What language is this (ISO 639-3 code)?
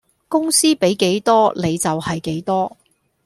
yue